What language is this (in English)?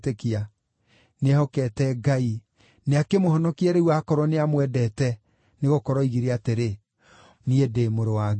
Kikuyu